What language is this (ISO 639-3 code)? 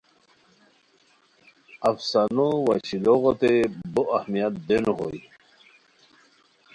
khw